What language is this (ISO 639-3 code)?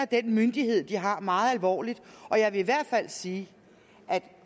dan